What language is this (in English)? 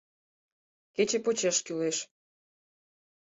Mari